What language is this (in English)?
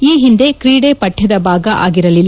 Kannada